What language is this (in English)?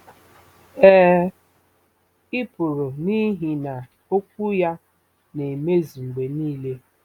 Igbo